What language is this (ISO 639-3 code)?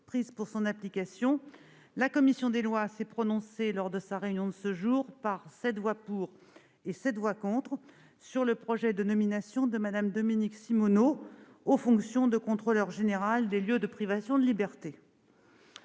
fra